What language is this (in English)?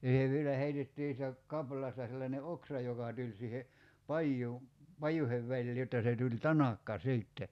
Finnish